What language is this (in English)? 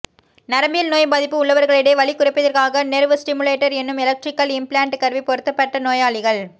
Tamil